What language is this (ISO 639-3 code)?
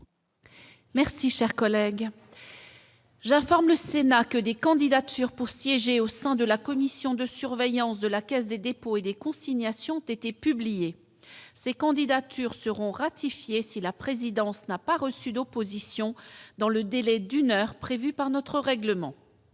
fra